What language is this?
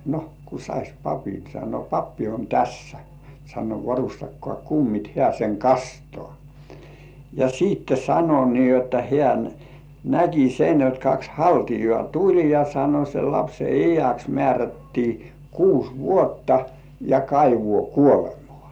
Finnish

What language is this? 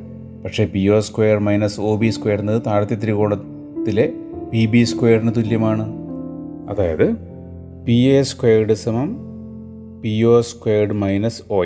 Malayalam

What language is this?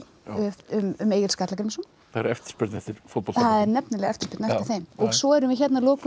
Icelandic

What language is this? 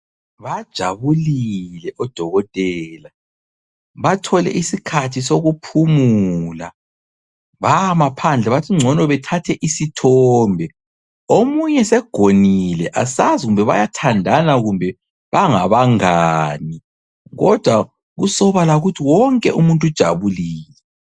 North Ndebele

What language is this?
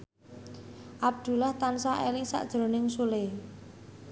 Javanese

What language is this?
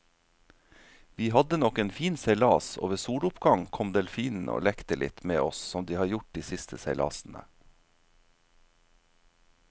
Norwegian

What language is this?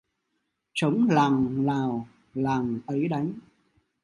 Vietnamese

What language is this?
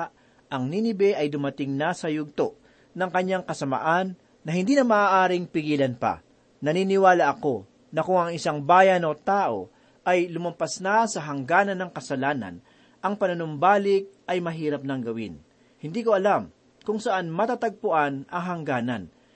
Filipino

